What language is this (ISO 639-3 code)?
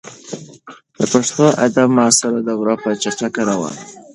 pus